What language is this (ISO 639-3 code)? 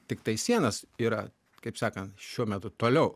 lit